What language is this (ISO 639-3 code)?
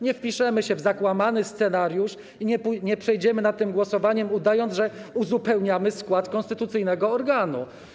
pol